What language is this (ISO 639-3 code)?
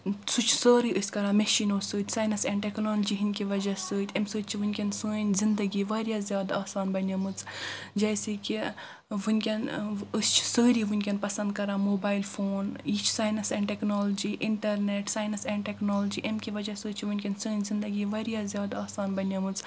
kas